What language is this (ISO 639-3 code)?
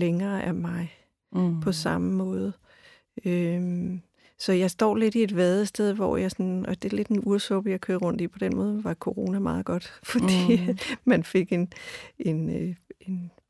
dan